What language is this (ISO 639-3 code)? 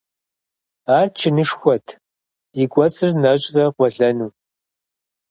kbd